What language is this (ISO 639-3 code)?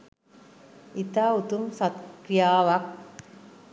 sin